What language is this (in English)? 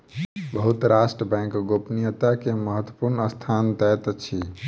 Maithili